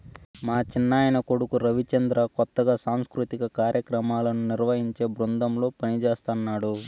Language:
Telugu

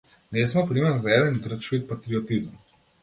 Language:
Macedonian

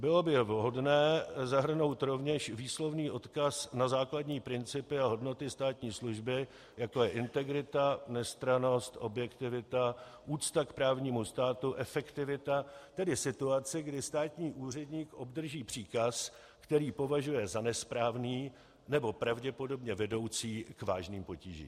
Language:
Czech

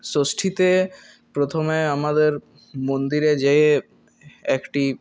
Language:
Bangla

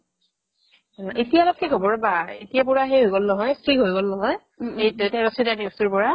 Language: Assamese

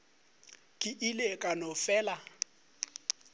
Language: Northern Sotho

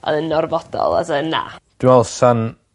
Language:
Welsh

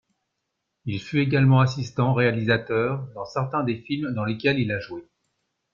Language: French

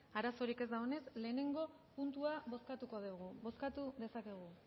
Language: Basque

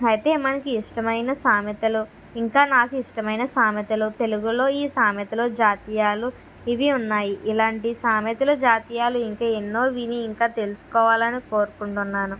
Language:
Telugu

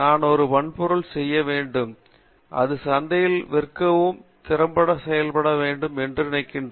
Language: Tamil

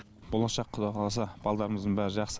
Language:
Kazakh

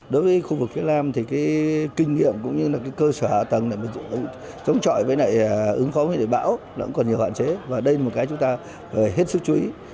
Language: Vietnamese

